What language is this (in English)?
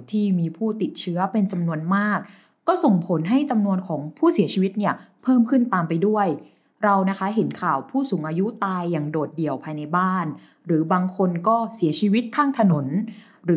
Thai